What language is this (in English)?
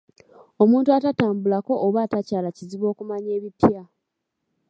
Ganda